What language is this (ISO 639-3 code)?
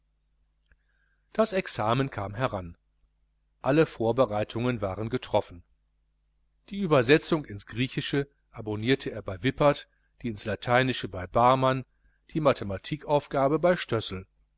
deu